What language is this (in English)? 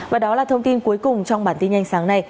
Vietnamese